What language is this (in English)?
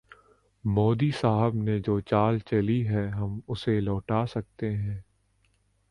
Urdu